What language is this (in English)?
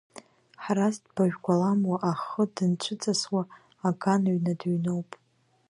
Abkhazian